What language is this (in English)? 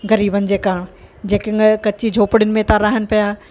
Sindhi